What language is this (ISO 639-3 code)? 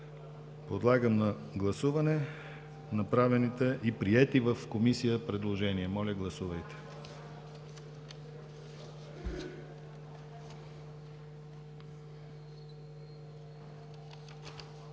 bul